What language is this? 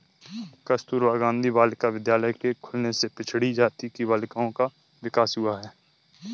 Hindi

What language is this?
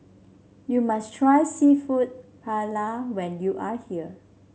English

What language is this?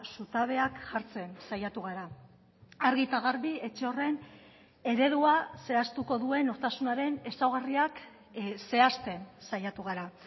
Basque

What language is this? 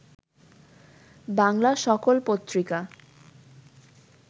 Bangla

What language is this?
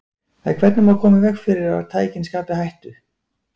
Icelandic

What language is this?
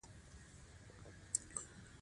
Pashto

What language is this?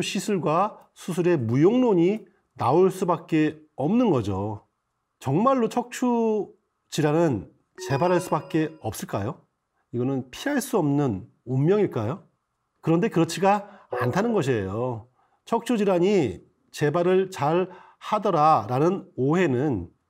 Korean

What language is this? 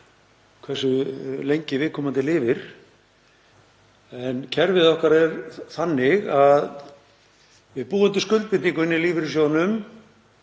Icelandic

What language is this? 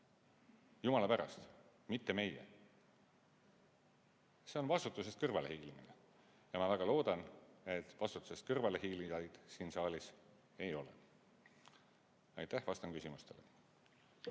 Estonian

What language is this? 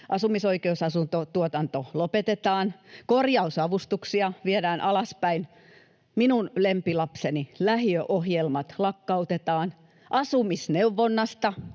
Finnish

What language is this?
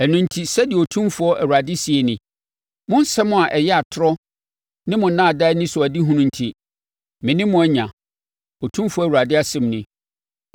Akan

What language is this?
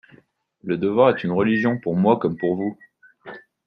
French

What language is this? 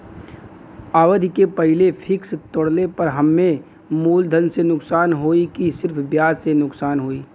Bhojpuri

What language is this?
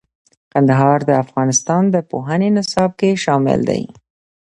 Pashto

